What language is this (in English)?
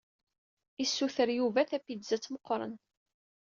Kabyle